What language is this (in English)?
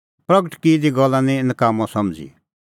Kullu Pahari